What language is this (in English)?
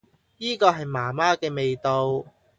Cantonese